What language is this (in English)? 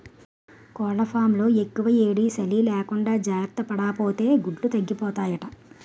Telugu